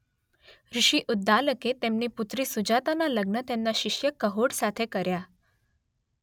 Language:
Gujarati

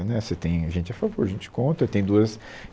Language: Portuguese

